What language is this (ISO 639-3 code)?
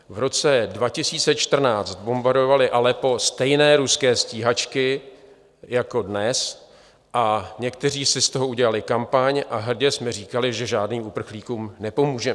ces